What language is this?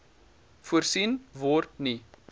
Afrikaans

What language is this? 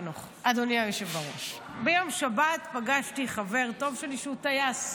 Hebrew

